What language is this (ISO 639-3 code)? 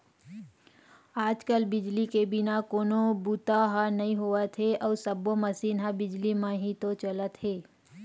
hne